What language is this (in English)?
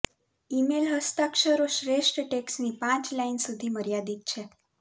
Gujarati